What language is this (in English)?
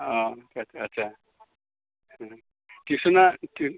Bodo